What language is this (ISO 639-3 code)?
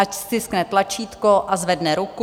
ces